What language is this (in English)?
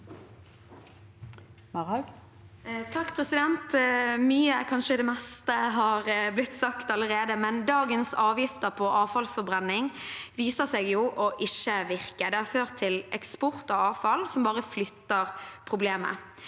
Norwegian